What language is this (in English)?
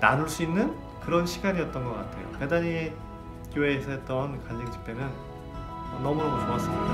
Korean